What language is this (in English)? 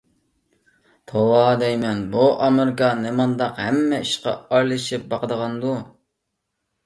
Uyghur